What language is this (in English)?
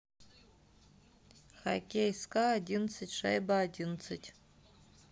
Russian